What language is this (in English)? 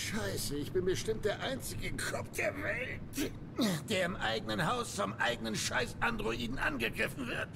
German